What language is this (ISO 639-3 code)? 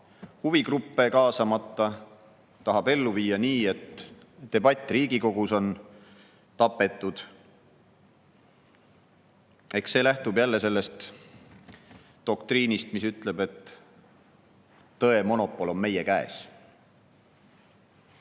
est